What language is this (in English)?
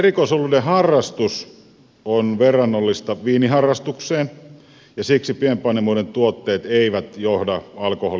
Finnish